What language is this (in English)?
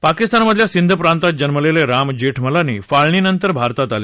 Marathi